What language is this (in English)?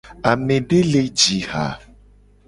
Gen